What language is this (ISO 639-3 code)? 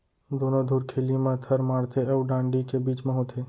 hne